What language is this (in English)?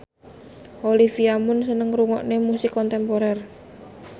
Javanese